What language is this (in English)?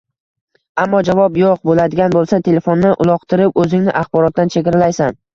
Uzbek